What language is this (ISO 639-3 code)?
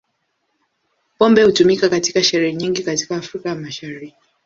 swa